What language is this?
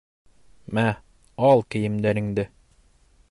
Bashkir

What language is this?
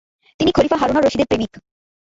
Bangla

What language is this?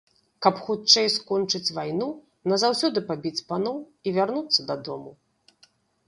Belarusian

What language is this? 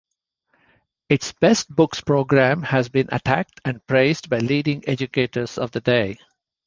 English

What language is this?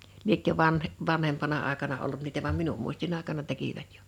Finnish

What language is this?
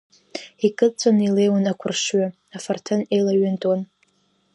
Abkhazian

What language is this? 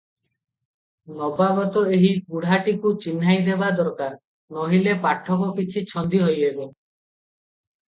Odia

